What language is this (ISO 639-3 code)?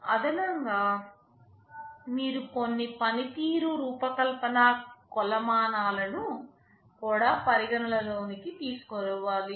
tel